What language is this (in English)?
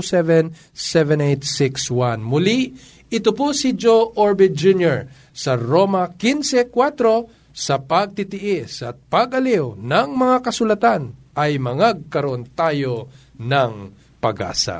Filipino